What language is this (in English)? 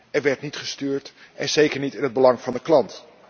Dutch